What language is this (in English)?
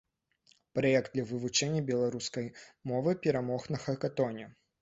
Belarusian